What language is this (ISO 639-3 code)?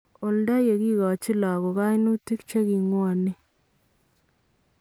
kln